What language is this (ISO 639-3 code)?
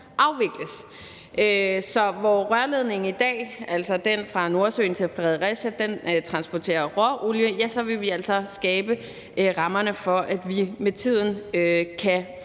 dan